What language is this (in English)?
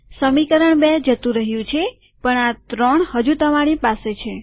Gujarati